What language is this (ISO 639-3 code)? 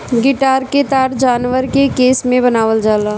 bho